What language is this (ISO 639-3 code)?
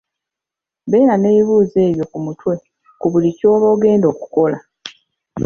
lug